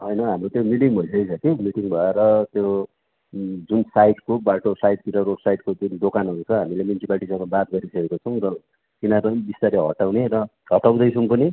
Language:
Nepali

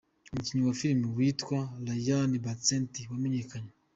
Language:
Kinyarwanda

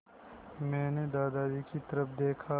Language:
Hindi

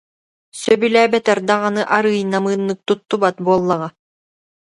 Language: Yakut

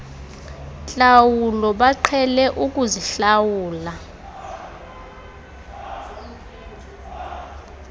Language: Xhosa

